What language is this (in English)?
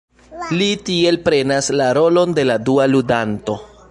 Esperanto